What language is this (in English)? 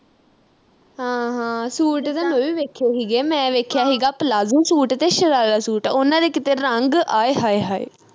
Punjabi